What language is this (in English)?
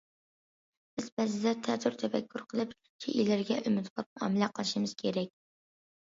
Uyghur